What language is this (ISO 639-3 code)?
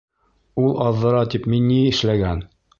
bak